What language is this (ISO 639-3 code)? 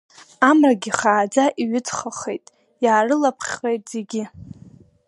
abk